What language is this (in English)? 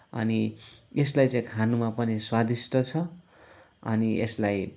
Nepali